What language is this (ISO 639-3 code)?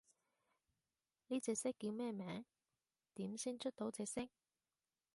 yue